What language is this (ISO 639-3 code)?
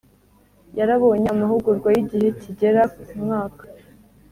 kin